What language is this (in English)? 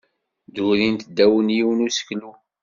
Kabyle